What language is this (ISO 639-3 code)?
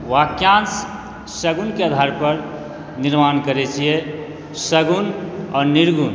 mai